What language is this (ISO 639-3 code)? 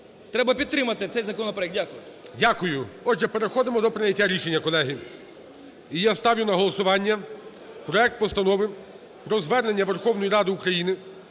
ukr